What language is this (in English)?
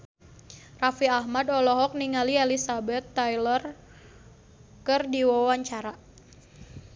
Sundanese